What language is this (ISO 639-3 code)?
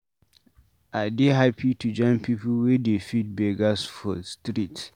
pcm